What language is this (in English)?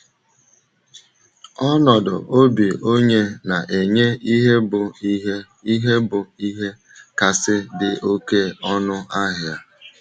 Igbo